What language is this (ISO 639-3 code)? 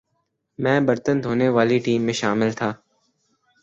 urd